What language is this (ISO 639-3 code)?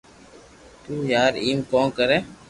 lrk